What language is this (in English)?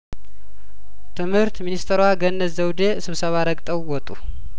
Amharic